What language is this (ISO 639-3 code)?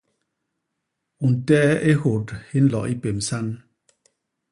bas